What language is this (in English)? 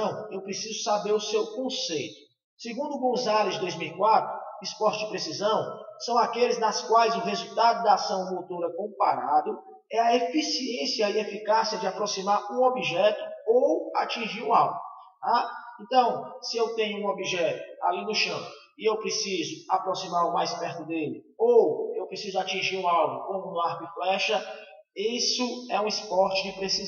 Portuguese